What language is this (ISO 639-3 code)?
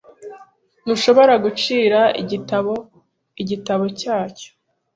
kin